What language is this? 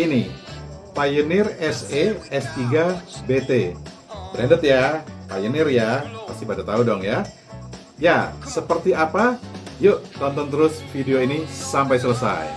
Indonesian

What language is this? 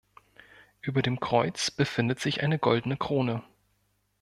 German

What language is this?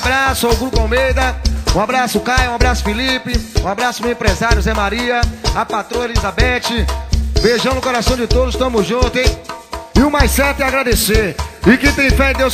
Portuguese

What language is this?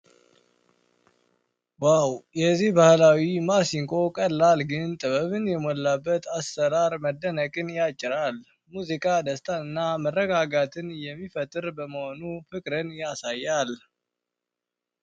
Amharic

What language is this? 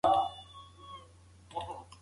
Pashto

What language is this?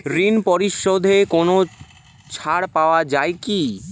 Bangla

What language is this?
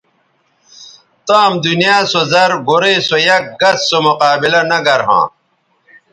Bateri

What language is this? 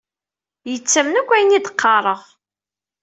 Kabyle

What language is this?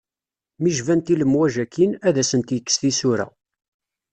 Kabyle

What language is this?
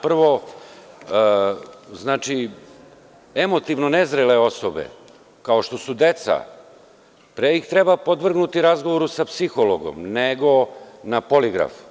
Serbian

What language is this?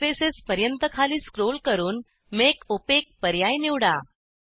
Marathi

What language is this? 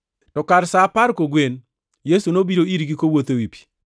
Luo (Kenya and Tanzania)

